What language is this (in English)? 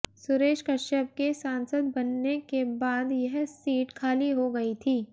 Hindi